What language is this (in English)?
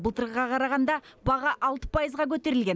Kazakh